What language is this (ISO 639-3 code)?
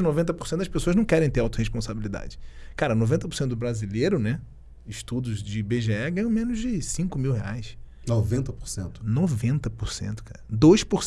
por